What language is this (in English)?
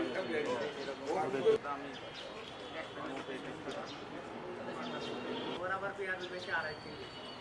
English